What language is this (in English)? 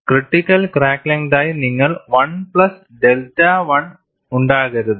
Malayalam